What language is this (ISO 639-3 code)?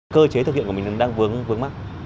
vie